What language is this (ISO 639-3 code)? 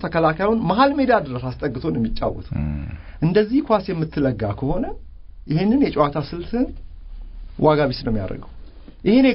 ara